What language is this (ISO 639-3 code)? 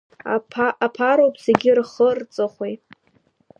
abk